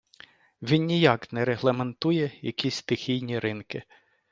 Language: Ukrainian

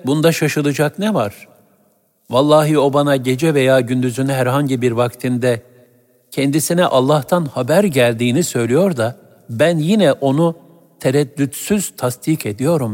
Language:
Turkish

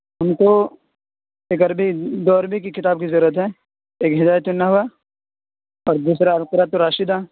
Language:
Urdu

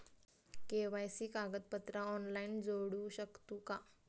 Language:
Marathi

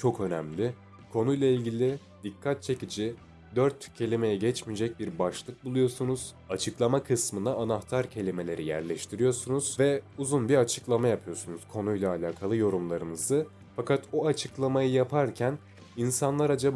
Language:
Turkish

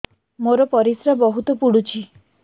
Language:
Odia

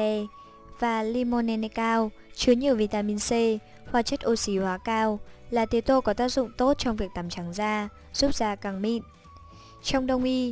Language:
Vietnamese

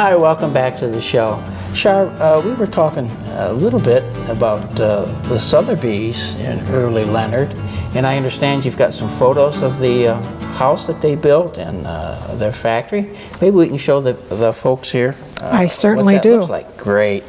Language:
English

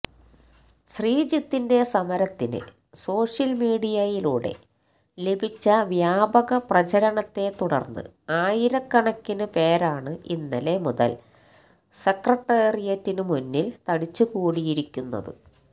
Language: Malayalam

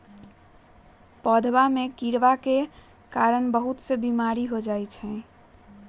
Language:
Magahi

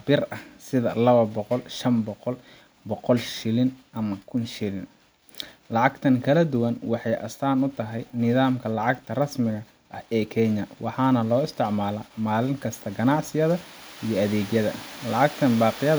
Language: Somali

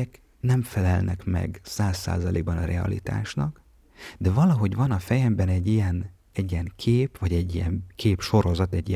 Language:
Hungarian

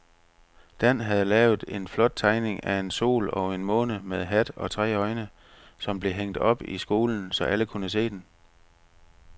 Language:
Danish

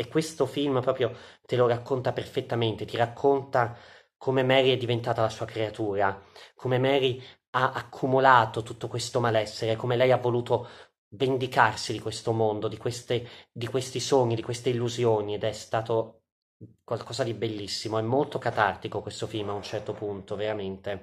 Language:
Italian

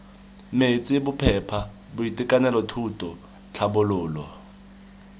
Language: Tswana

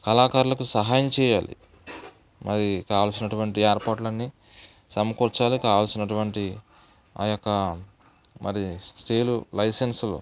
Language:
Telugu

